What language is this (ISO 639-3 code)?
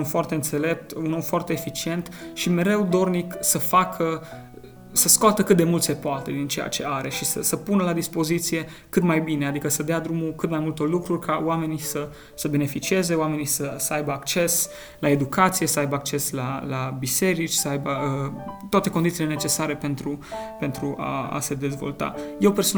ron